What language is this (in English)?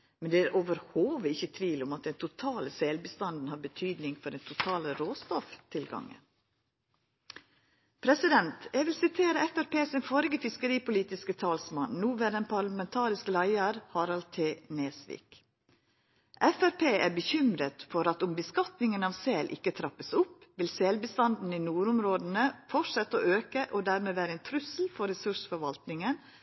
Norwegian Nynorsk